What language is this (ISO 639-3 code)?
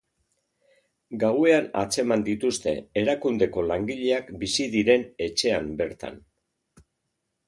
eus